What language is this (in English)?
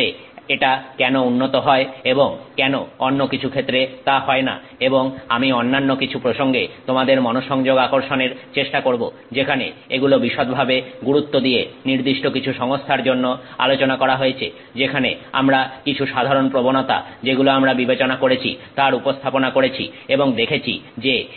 Bangla